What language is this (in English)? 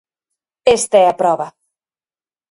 Galician